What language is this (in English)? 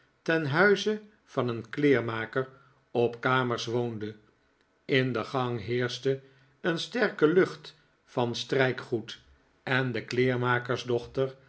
Dutch